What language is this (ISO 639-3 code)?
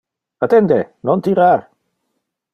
ina